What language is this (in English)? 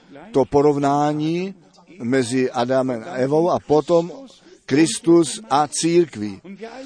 Czech